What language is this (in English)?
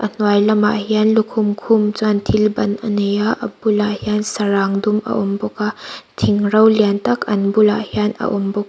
Mizo